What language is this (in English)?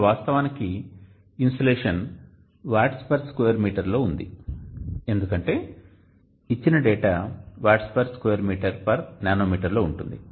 Telugu